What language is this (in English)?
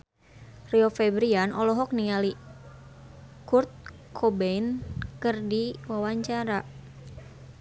Sundanese